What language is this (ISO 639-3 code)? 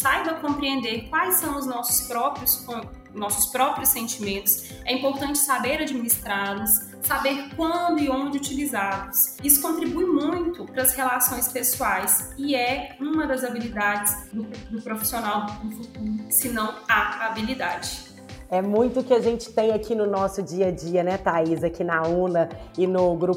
por